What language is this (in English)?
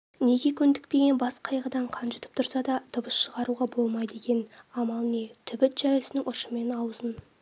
Kazakh